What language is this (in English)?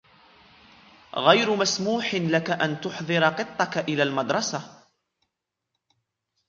Arabic